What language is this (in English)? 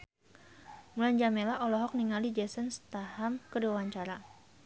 Sundanese